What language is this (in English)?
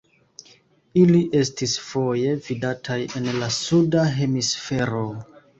Esperanto